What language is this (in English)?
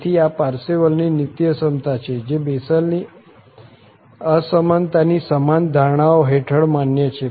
Gujarati